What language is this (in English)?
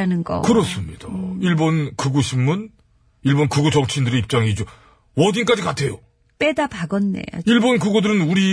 Korean